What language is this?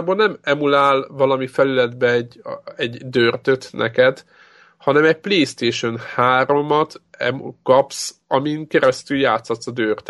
Hungarian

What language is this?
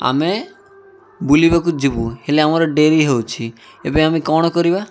Odia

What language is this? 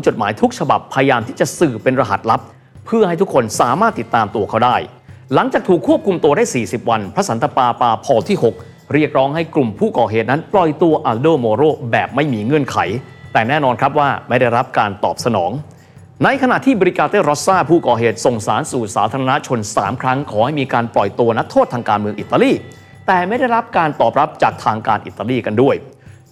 Thai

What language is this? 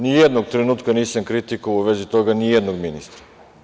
Serbian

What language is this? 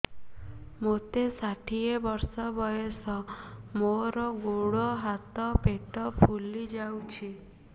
Odia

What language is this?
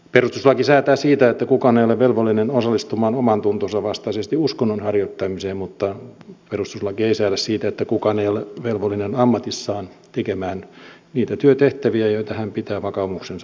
Finnish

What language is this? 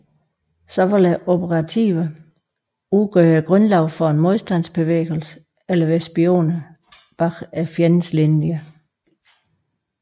Danish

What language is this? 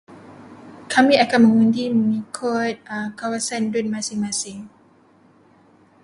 Malay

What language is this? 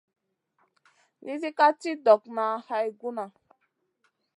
Masana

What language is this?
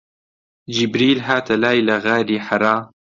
Central Kurdish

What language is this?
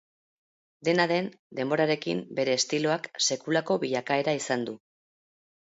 Basque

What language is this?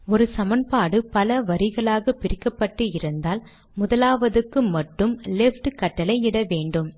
Tamil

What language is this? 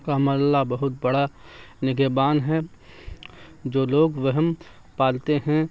Urdu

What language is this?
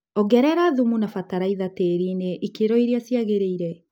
Kikuyu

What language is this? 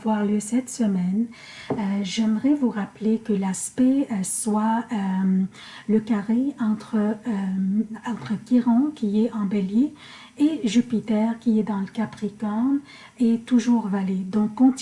French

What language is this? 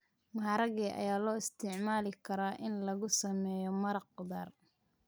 Somali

